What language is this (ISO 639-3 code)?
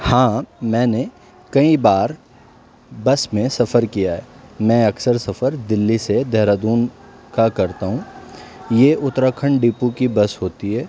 urd